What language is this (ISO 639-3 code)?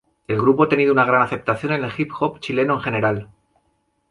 spa